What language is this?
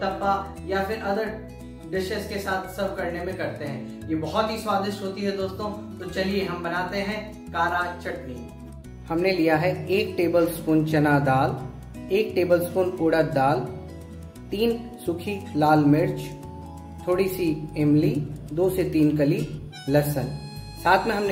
Hindi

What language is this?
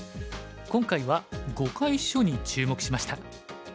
Japanese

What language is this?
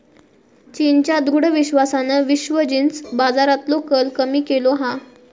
Marathi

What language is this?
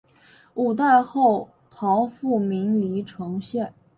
Chinese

